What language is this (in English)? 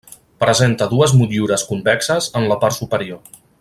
Catalan